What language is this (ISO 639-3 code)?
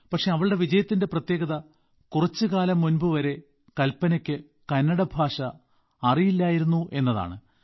mal